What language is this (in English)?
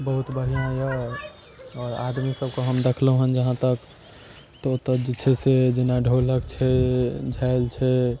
Maithili